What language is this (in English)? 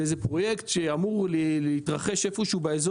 Hebrew